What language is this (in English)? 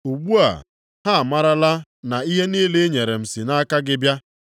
Igbo